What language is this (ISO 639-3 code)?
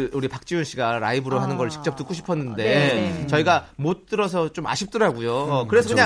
kor